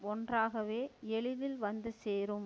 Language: Tamil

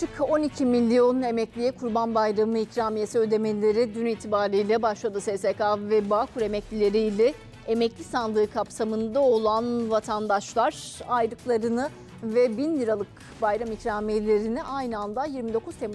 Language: Turkish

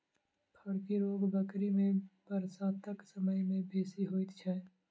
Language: Maithili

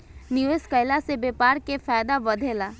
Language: Bhojpuri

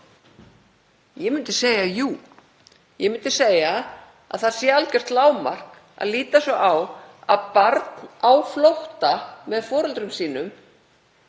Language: Icelandic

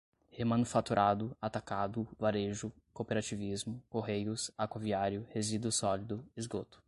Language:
Portuguese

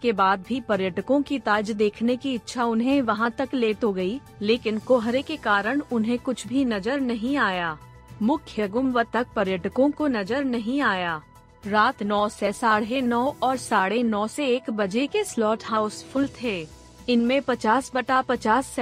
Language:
Hindi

